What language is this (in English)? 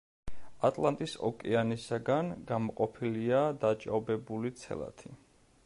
Georgian